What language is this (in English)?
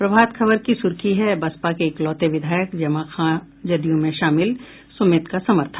Hindi